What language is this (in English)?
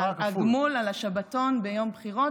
Hebrew